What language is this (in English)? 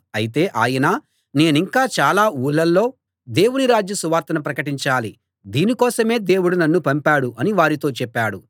Telugu